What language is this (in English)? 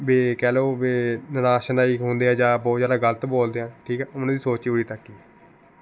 Punjabi